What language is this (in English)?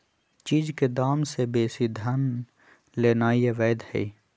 Magahi